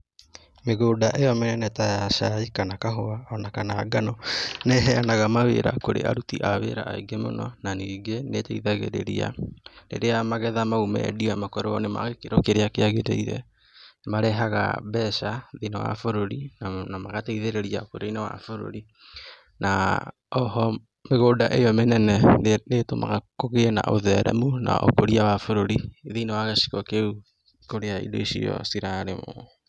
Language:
Kikuyu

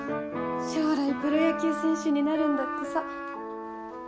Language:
Japanese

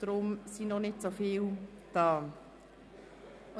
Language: Swiss German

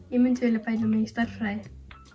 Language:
Icelandic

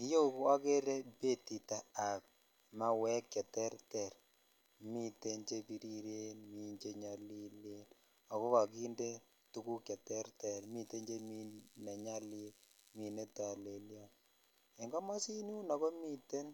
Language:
Kalenjin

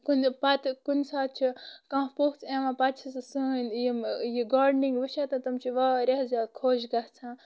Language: Kashmiri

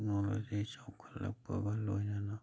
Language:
Manipuri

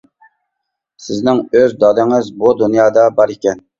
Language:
Uyghur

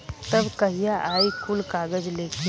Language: Bhojpuri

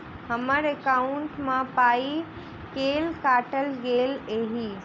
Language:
Maithili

